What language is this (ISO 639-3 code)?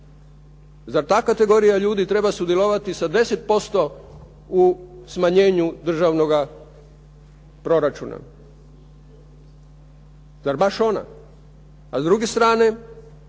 hrv